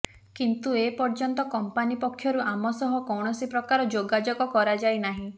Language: Odia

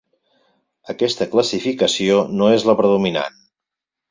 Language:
Catalan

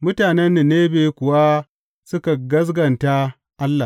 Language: Hausa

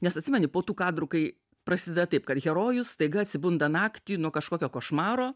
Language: Lithuanian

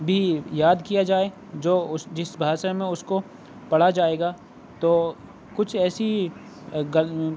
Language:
Urdu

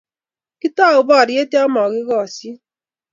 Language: Kalenjin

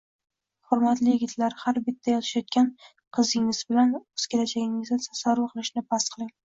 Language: Uzbek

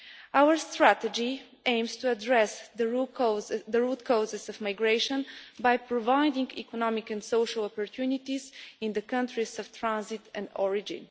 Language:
English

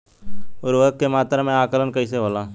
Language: Bhojpuri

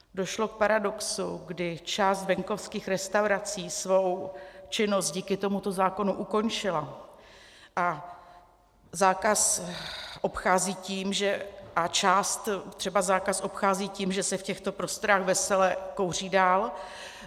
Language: Czech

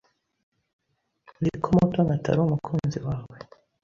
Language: Kinyarwanda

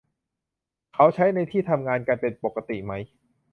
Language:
Thai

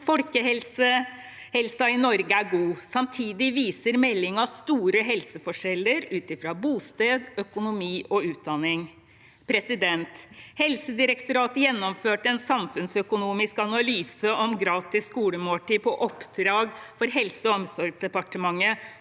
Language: Norwegian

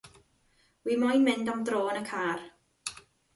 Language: Welsh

